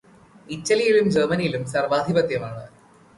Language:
Malayalam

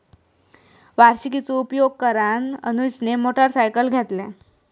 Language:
Marathi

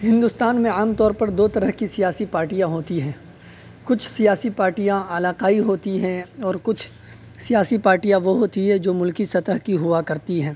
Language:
Urdu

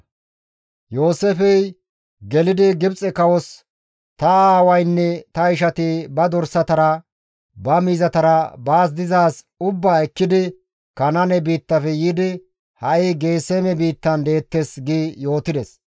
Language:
Gamo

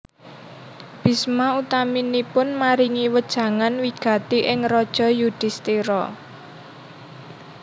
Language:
Javanese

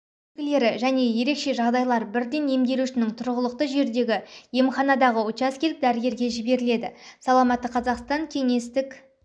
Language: Kazakh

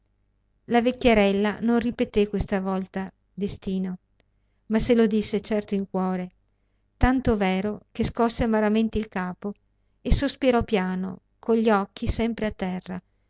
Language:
Italian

